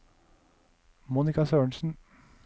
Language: Norwegian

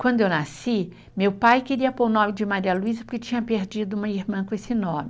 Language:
Portuguese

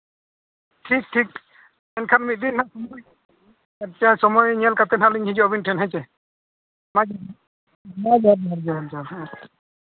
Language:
Santali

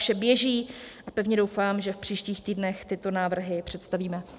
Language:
Czech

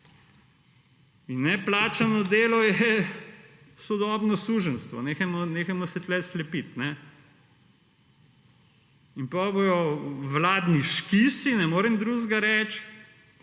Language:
Slovenian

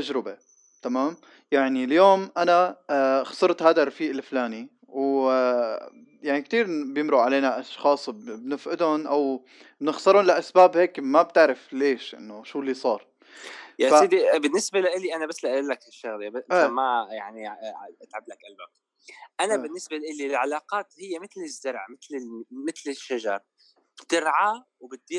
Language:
Arabic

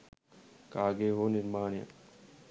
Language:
Sinhala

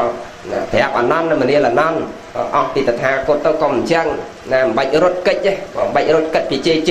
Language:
Vietnamese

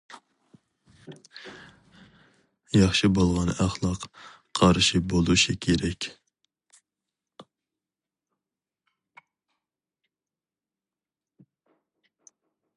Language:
Uyghur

